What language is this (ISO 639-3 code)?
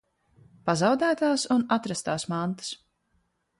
lav